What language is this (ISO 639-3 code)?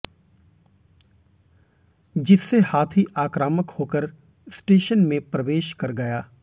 hin